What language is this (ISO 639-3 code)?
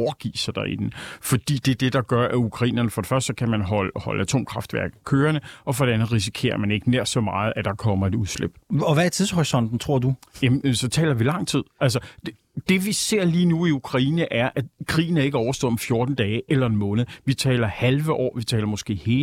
dan